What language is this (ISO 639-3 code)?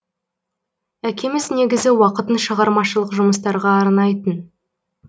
kaz